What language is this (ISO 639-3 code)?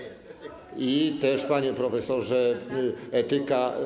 pol